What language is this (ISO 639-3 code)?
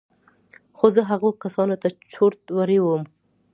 pus